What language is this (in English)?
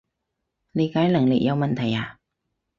Cantonese